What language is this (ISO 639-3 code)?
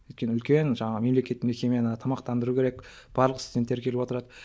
kaz